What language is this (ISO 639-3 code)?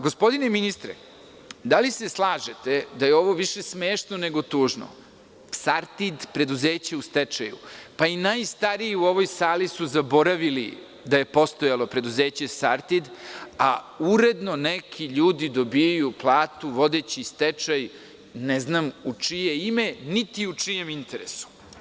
srp